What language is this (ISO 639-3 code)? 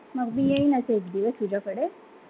mar